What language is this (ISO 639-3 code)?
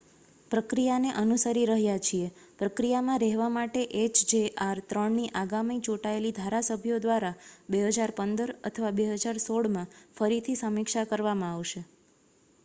guj